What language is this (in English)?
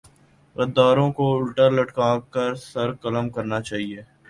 Urdu